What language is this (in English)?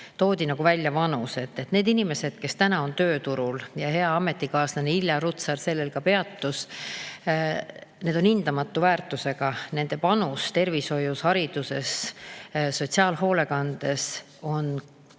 Estonian